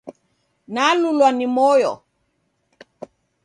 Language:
Taita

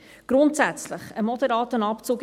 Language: Swiss German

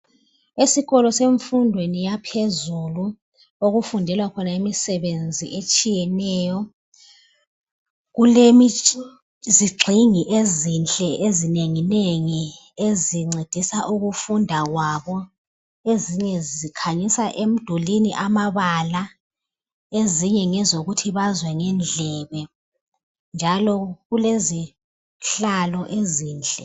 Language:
North Ndebele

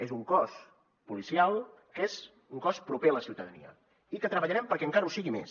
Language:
Catalan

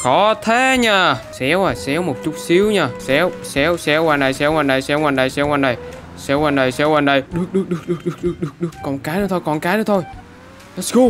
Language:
Vietnamese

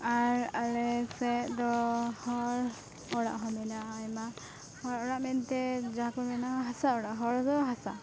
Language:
Santali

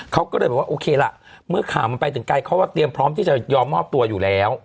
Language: Thai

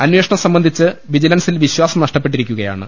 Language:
Malayalam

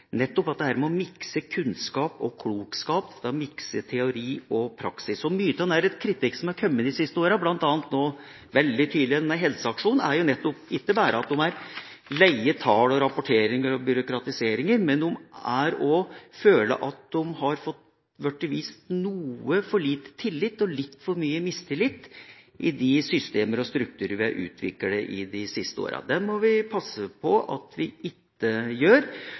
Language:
Norwegian Bokmål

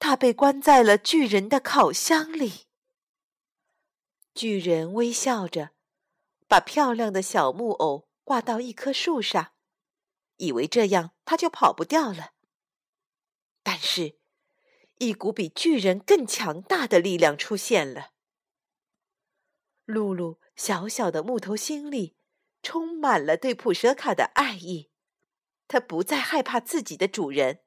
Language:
Chinese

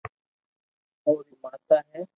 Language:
Loarki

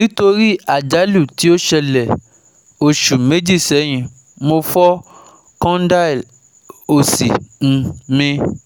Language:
Yoruba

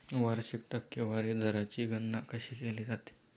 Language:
Marathi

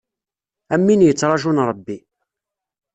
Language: Kabyle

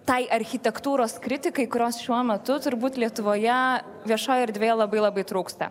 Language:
Lithuanian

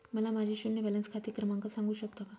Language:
Marathi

